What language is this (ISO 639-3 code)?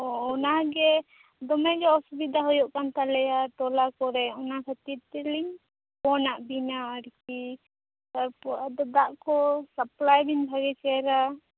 sat